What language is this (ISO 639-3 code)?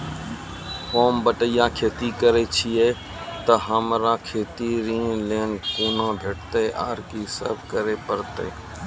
mai